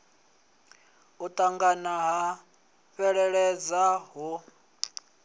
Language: Venda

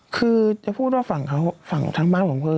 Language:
Thai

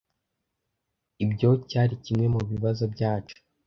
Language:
Kinyarwanda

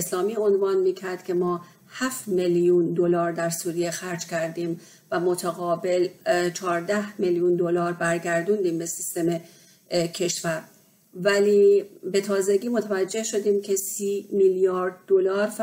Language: Persian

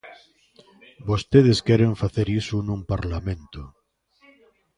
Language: Galician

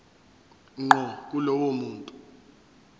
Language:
Zulu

